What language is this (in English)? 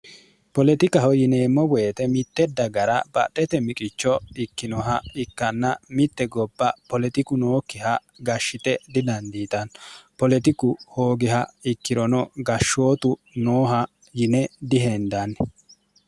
Sidamo